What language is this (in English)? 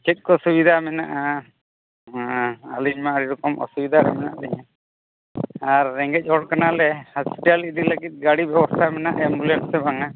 Santali